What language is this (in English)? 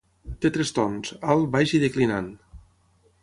Catalan